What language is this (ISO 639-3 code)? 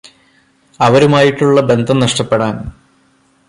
mal